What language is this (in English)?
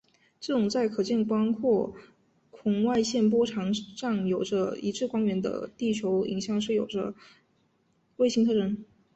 Chinese